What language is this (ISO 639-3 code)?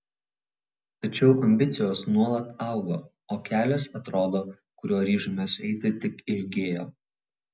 lit